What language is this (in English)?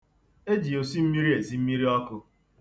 Igbo